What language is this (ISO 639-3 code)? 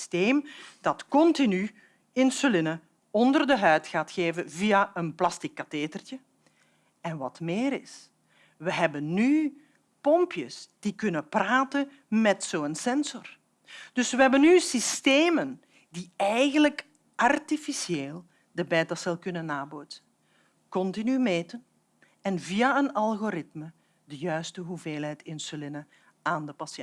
nld